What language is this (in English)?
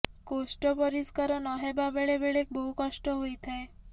Odia